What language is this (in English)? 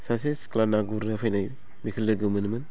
Bodo